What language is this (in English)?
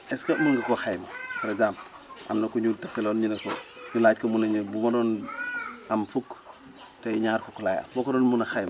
Wolof